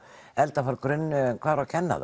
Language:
Icelandic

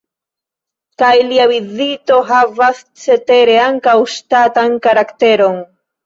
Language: Esperanto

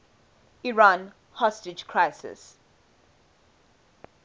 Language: English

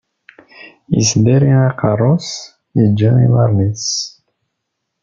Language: Kabyle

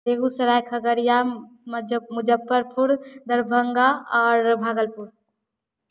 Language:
Hindi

